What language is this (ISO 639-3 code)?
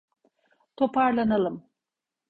tur